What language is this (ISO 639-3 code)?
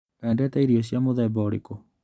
kik